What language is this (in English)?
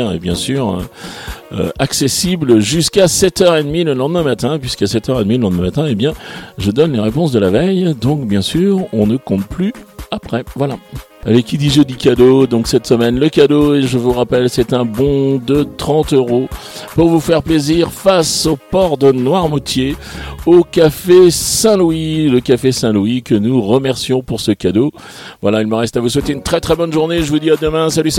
French